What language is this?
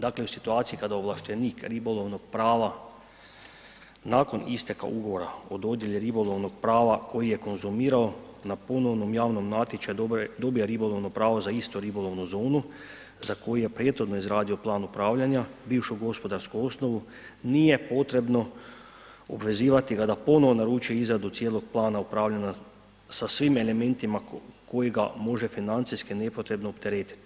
Croatian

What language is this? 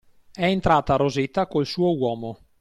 Italian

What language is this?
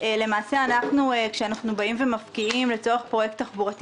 Hebrew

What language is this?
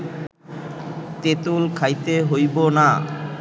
Bangla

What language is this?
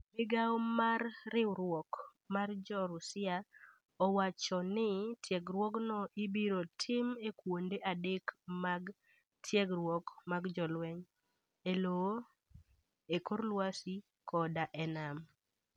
Luo (Kenya and Tanzania)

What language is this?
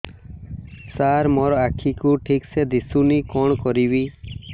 Odia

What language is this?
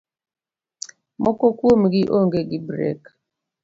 Luo (Kenya and Tanzania)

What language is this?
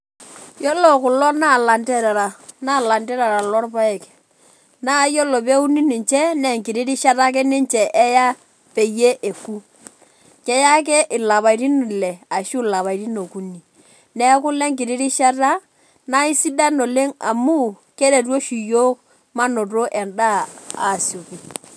Masai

